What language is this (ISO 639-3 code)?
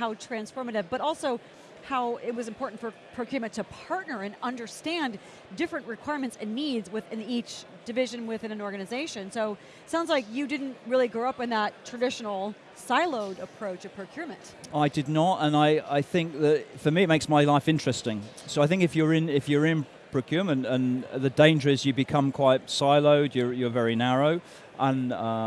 eng